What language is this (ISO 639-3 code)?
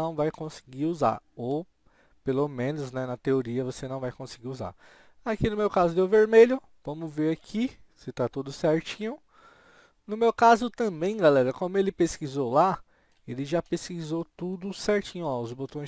por